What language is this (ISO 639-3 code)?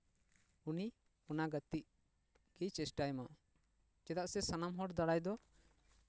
sat